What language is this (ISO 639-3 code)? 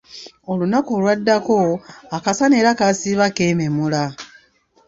lug